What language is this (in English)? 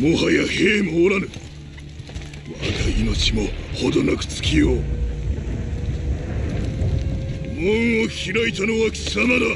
English